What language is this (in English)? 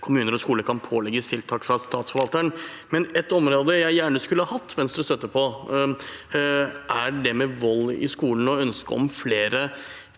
Norwegian